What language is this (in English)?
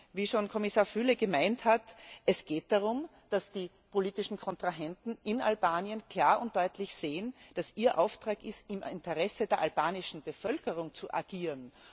German